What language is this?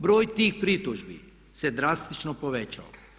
Croatian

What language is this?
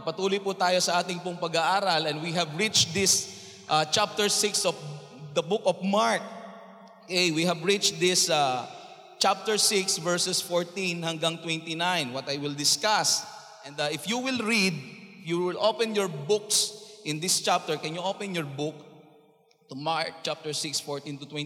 Filipino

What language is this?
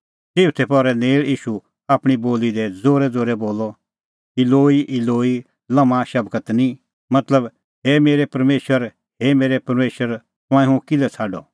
Kullu Pahari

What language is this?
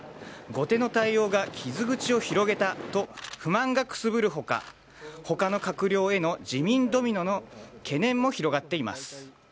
Japanese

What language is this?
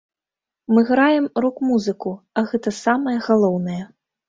Belarusian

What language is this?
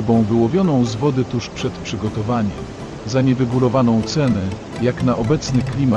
Polish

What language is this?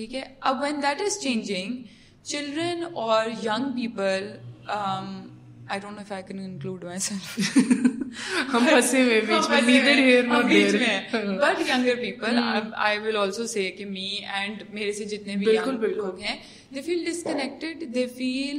Urdu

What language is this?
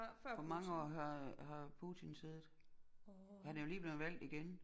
Danish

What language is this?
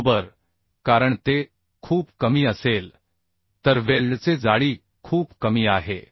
Marathi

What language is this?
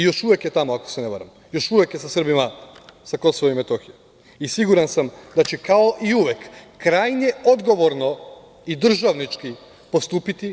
Serbian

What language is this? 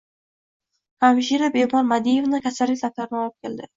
Uzbek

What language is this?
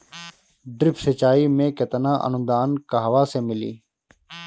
Bhojpuri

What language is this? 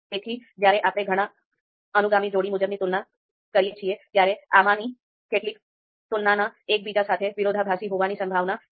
Gujarati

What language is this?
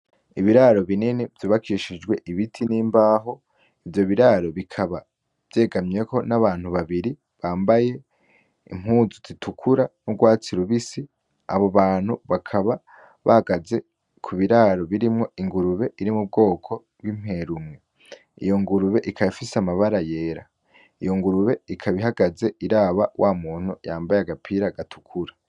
Rundi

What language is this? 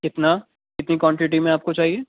Urdu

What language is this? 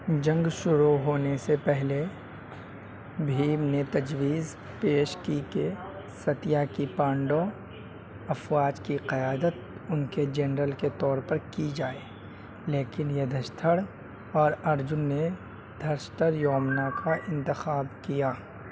Urdu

